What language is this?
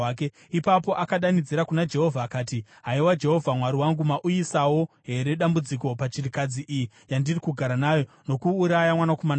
Shona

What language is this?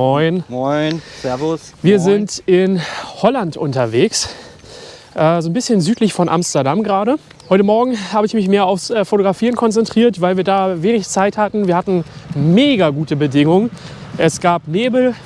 German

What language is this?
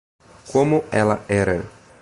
Portuguese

